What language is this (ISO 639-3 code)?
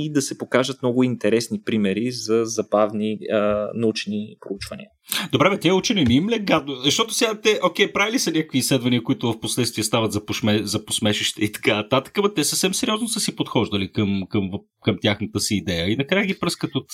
bul